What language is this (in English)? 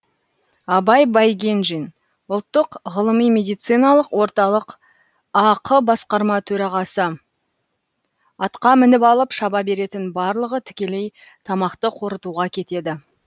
Kazakh